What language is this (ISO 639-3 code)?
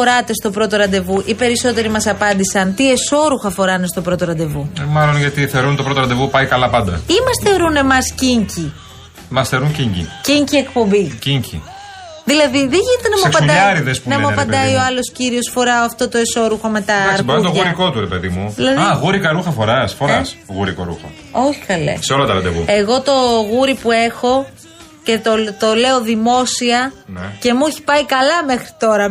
ell